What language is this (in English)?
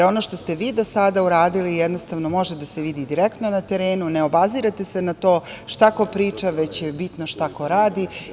Serbian